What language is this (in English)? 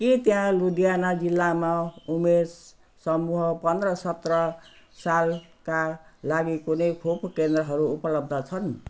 Nepali